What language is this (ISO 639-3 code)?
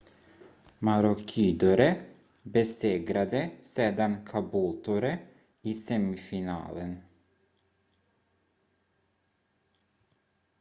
swe